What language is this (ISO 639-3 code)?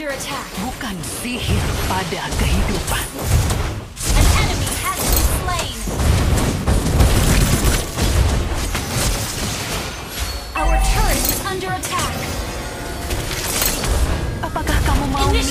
ind